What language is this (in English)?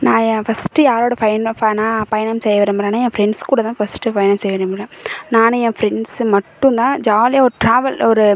Tamil